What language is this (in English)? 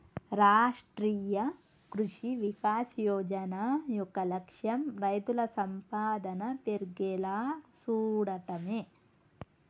Telugu